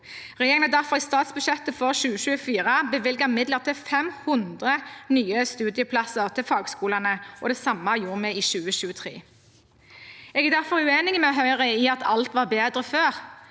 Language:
Norwegian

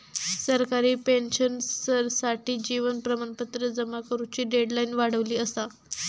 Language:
Marathi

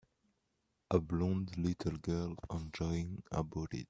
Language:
English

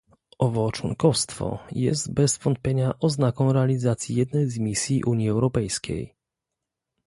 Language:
Polish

